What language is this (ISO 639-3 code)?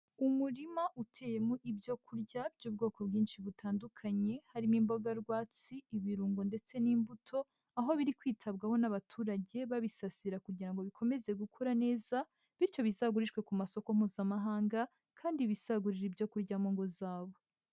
kin